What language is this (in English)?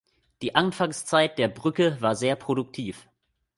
German